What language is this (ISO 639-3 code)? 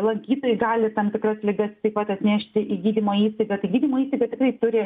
lit